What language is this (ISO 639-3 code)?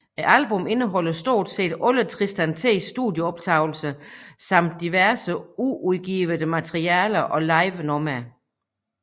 dan